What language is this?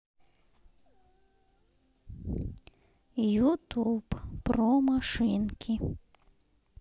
Russian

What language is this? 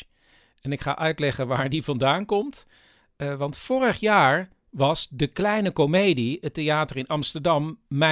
Dutch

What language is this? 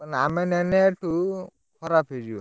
Odia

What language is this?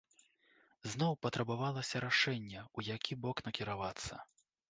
Belarusian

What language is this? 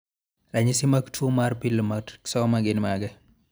Luo (Kenya and Tanzania)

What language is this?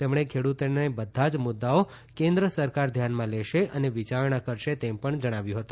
Gujarati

